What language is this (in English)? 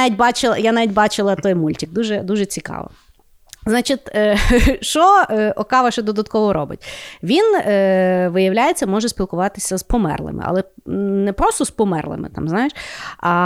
Ukrainian